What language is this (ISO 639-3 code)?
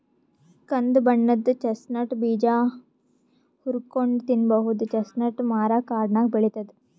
kan